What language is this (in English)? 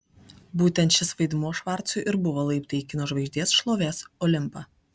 Lithuanian